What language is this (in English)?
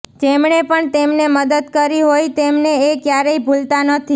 Gujarati